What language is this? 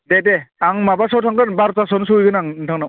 Bodo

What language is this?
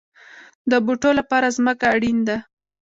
Pashto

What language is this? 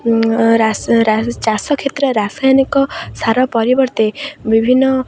Odia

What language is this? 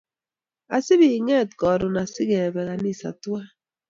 Kalenjin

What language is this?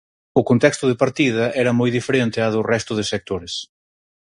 Galician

